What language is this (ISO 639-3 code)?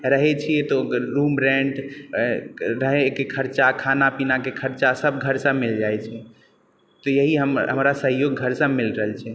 mai